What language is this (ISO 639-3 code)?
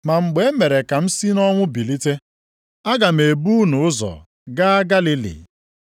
ibo